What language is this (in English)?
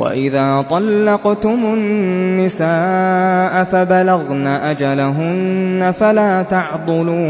Arabic